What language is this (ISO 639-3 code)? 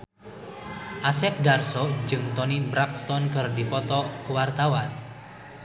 sun